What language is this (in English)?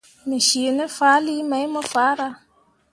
Mundang